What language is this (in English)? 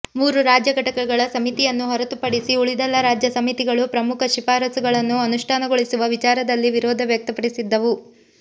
Kannada